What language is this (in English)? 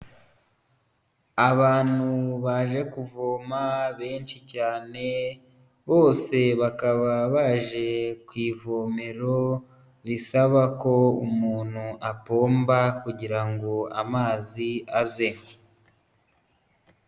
Kinyarwanda